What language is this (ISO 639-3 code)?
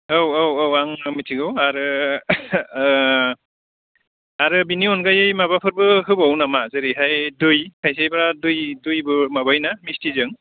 brx